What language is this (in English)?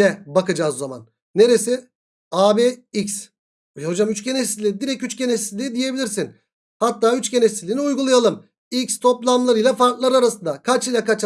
Turkish